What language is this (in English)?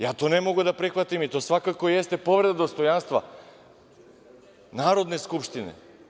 Serbian